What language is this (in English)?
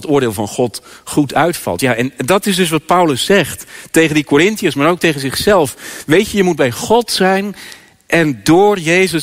Dutch